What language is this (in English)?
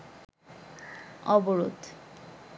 Bangla